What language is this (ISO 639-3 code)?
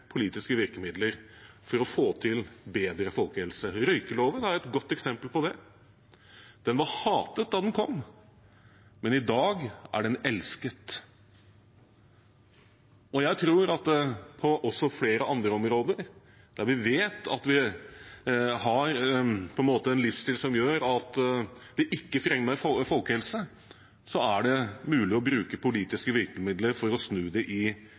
nob